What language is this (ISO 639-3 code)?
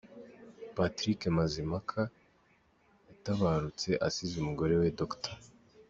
kin